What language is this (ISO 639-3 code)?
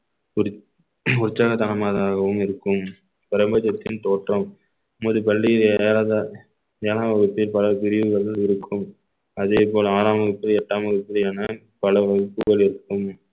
tam